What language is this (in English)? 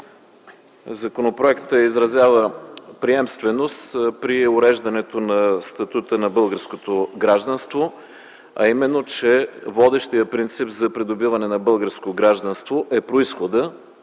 Bulgarian